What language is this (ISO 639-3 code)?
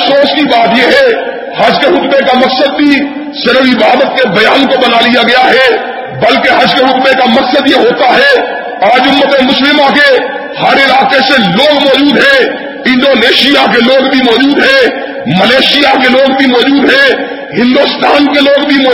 urd